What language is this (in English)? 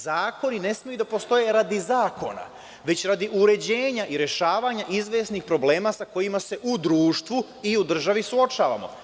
Serbian